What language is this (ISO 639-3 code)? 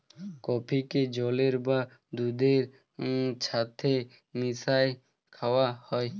ben